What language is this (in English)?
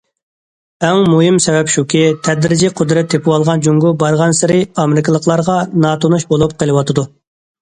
Uyghur